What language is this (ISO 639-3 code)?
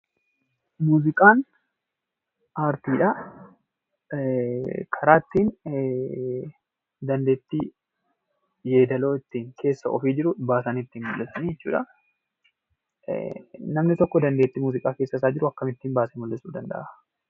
orm